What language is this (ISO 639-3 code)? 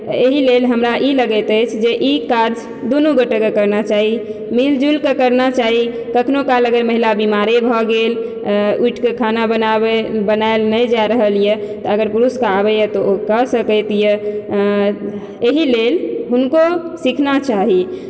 mai